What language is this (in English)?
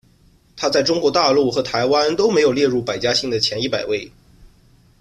Chinese